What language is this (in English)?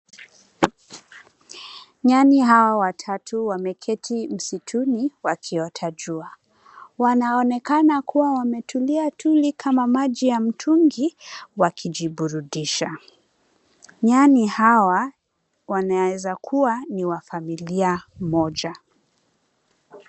Swahili